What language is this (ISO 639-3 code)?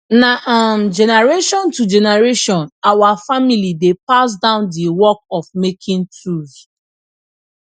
pcm